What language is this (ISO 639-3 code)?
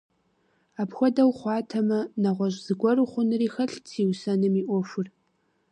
kbd